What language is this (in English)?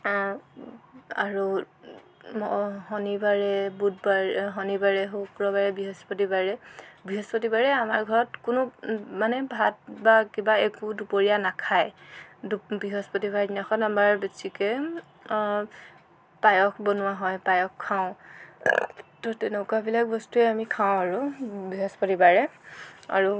Assamese